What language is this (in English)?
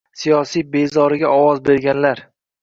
Uzbek